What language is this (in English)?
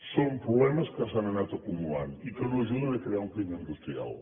Catalan